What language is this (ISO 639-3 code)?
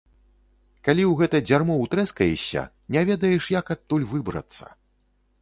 bel